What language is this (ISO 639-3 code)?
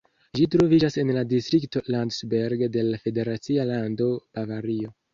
epo